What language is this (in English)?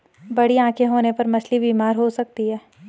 Hindi